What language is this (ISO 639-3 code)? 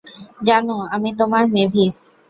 ben